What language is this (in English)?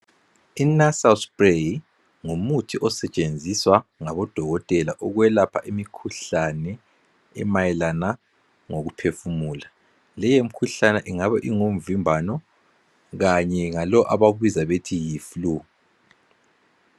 North Ndebele